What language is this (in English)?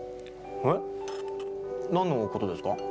Japanese